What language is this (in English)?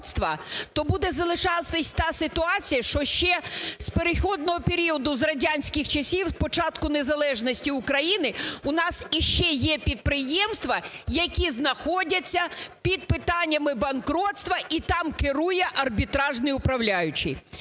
Ukrainian